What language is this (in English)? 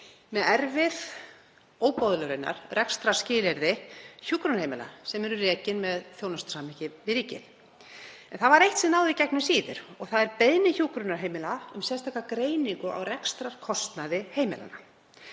Icelandic